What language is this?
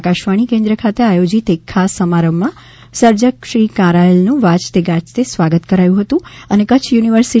Gujarati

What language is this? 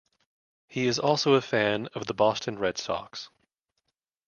English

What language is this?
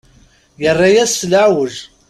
Kabyle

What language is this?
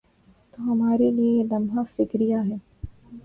Urdu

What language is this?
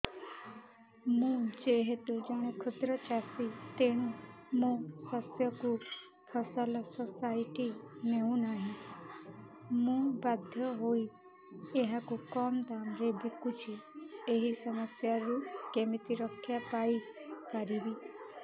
Odia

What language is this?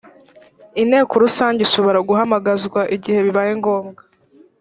Kinyarwanda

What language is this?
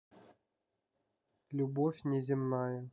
Russian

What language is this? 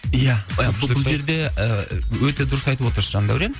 Kazakh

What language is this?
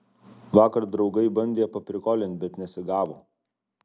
Lithuanian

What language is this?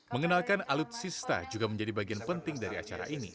Indonesian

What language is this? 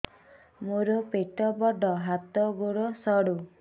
Odia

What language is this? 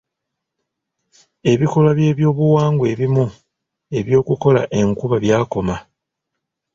Ganda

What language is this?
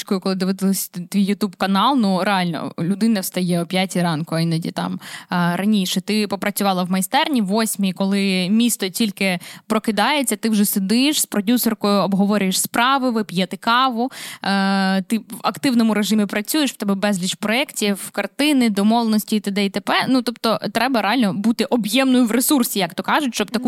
Ukrainian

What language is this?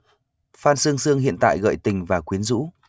Vietnamese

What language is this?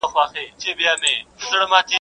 Pashto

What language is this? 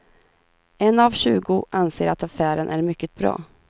Swedish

